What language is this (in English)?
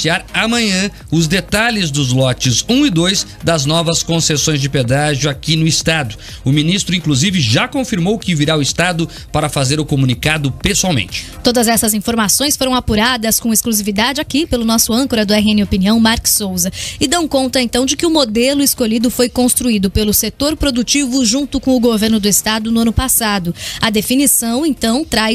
Portuguese